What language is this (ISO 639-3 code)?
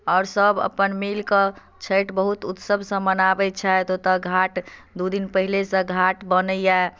mai